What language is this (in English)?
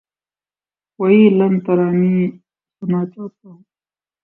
Urdu